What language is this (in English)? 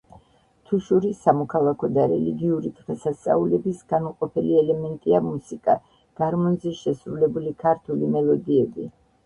Georgian